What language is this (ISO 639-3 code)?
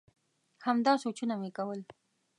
pus